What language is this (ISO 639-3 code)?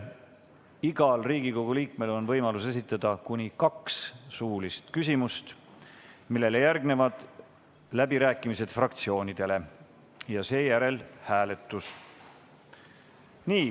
est